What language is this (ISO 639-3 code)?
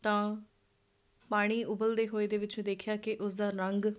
pan